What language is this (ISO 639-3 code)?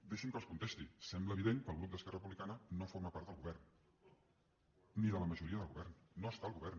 cat